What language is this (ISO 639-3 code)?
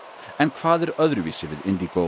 isl